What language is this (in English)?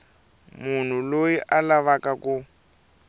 Tsonga